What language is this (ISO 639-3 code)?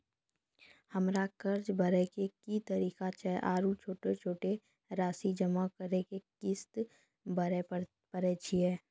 mai